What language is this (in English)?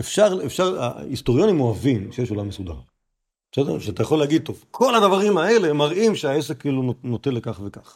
Hebrew